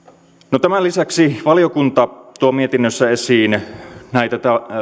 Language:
Finnish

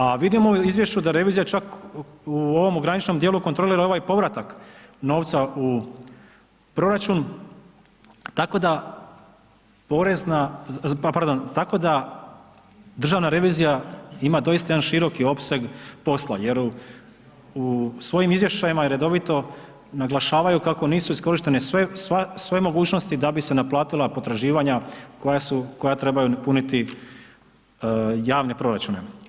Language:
Croatian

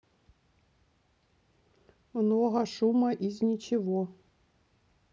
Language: Russian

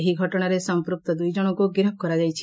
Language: Odia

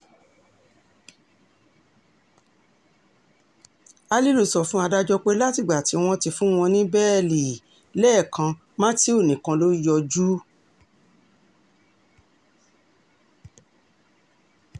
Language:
Yoruba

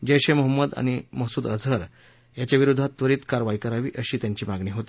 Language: Marathi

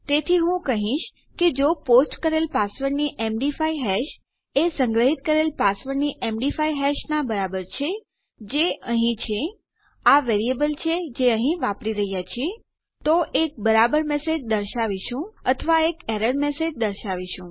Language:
Gujarati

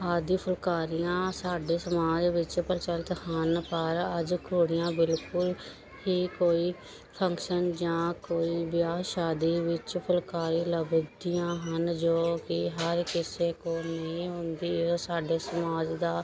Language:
Punjabi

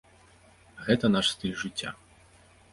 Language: Belarusian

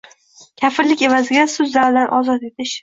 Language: Uzbek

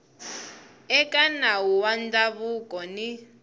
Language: Tsonga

